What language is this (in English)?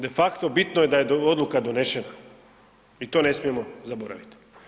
Croatian